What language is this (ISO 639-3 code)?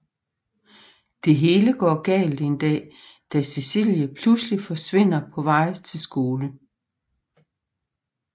dan